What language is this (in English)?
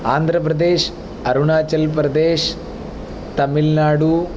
Sanskrit